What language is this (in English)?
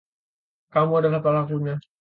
Indonesian